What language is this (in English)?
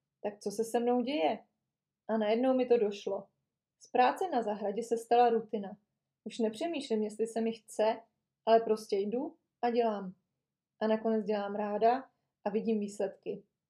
Czech